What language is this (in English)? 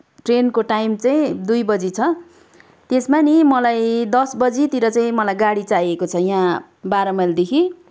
Nepali